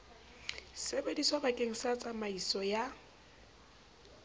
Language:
Southern Sotho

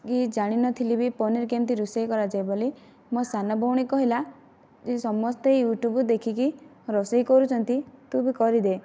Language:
Odia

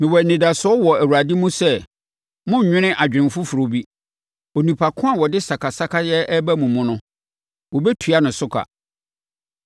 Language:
Akan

